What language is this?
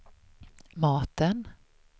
Swedish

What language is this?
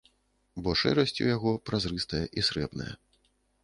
Belarusian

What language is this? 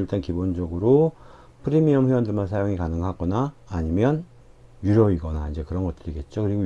Korean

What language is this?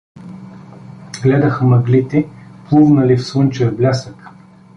Bulgarian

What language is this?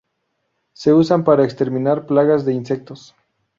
Spanish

